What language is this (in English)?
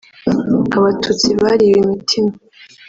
Kinyarwanda